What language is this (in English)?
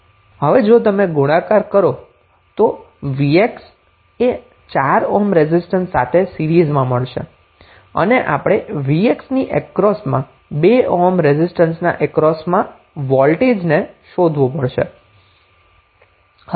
Gujarati